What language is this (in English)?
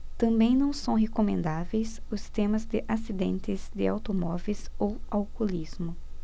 Portuguese